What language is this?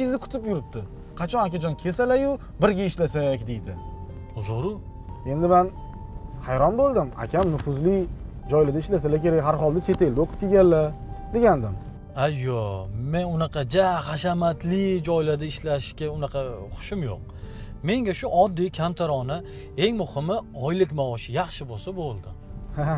Turkish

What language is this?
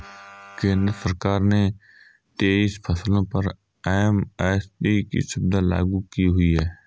Hindi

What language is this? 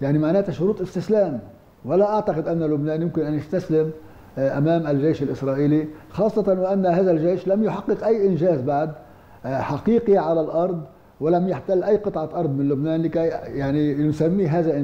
Arabic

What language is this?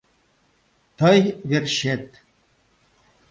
Mari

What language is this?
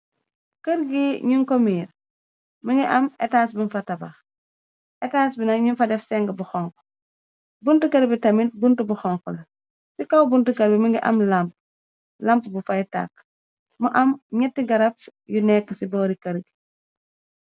Wolof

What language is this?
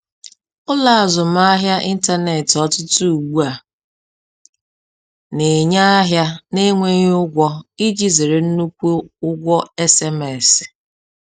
Igbo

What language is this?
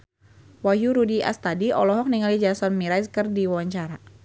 Sundanese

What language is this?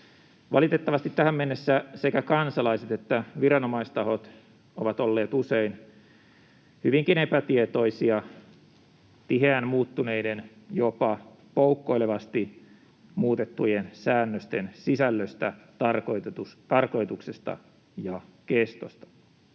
Finnish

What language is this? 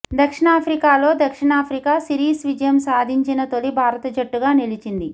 Telugu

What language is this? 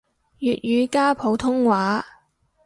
Cantonese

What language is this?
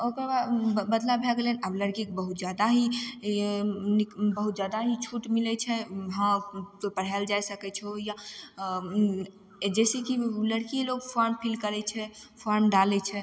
Maithili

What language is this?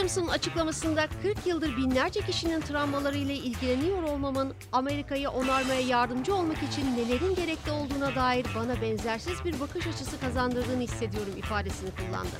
Turkish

